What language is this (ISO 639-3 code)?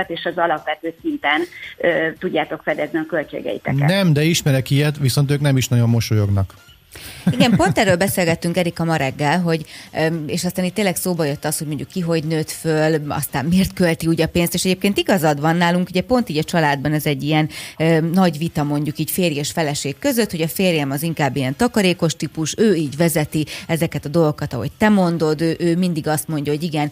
hun